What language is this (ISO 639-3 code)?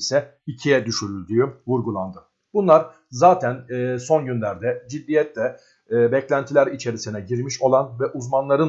tur